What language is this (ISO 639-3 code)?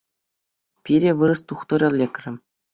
chv